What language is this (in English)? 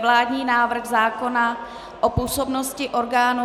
Czech